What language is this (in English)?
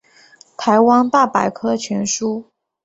Chinese